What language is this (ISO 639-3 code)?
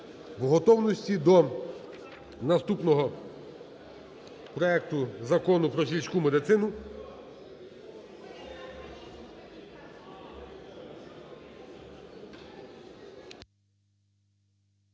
ukr